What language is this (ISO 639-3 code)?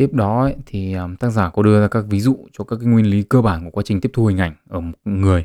vie